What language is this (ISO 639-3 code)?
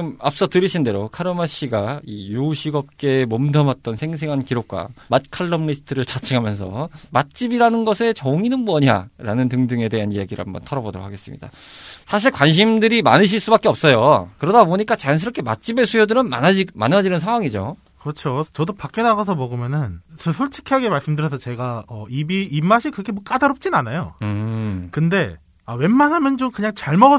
kor